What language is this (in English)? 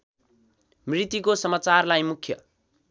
Nepali